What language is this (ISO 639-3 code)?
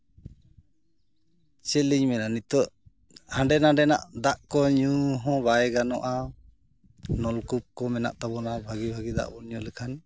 sat